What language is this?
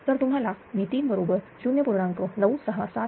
Marathi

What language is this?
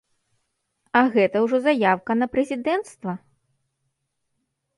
Belarusian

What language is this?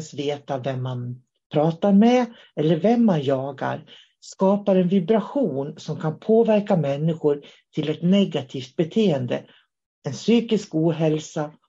Swedish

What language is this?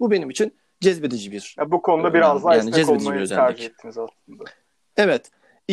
Turkish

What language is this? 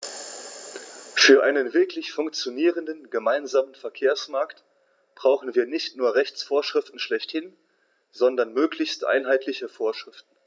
German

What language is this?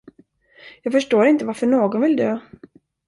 Swedish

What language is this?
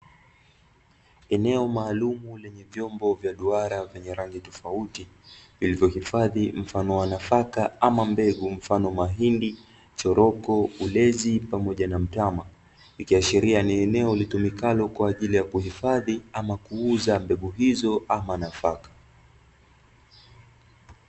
Swahili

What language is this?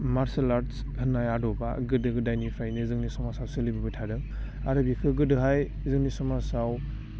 Bodo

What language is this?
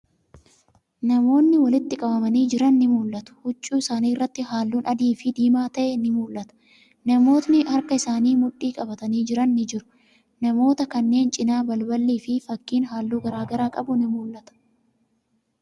Oromo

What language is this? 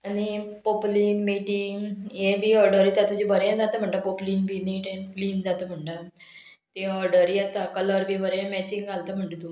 Konkani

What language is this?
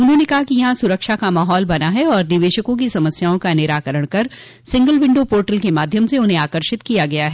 Hindi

